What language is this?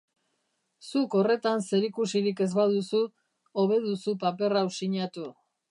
Basque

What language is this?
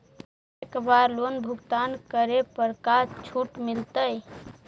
Magahi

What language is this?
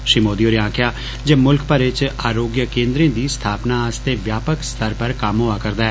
Dogri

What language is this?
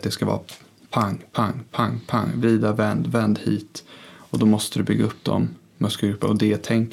Swedish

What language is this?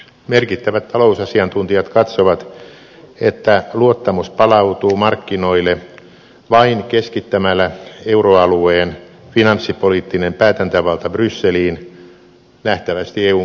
Finnish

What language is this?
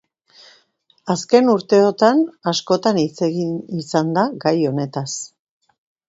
Basque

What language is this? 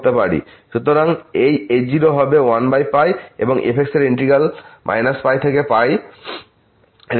Bangla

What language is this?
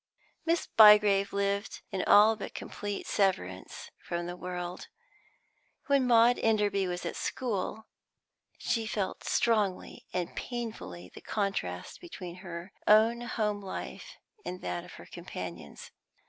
English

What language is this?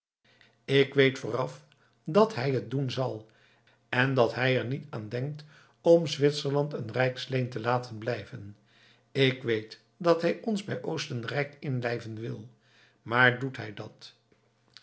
Dutch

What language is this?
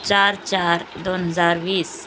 Marathi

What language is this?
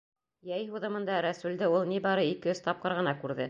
Bashkir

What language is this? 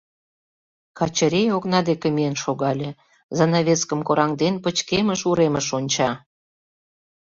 Mari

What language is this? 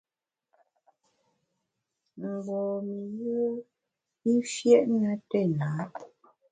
Bamun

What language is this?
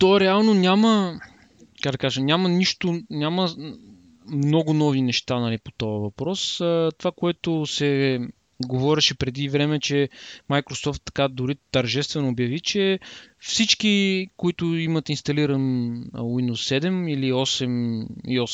Bulgarian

